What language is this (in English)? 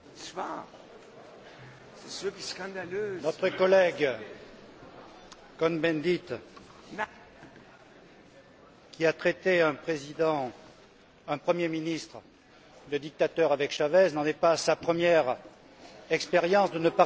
French